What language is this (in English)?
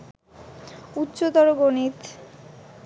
Bangla